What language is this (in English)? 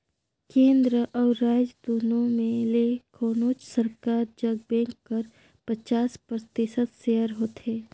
Chhattisgarhi